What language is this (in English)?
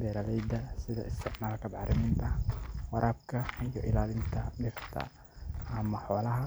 Somali